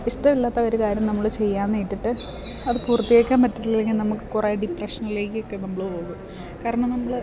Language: Malayalam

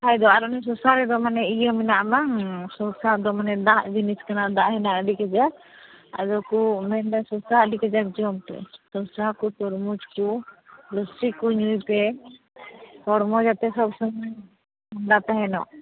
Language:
Santali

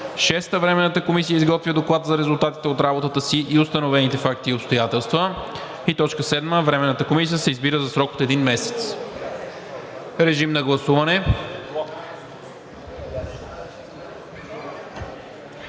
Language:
Bulgarian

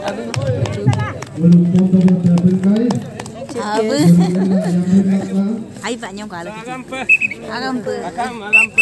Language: Hindi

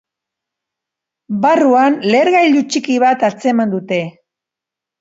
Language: Basque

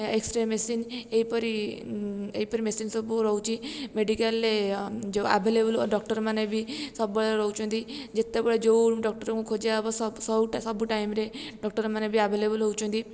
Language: Odia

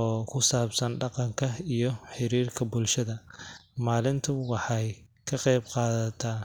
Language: Somali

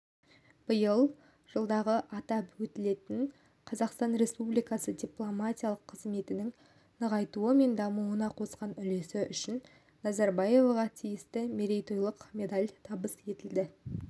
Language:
Kazakh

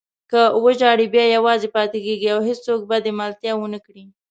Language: Pashto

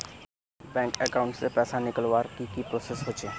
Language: Magahi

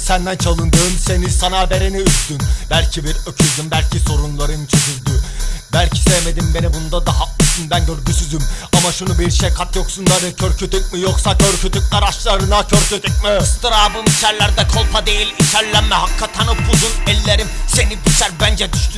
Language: Turkish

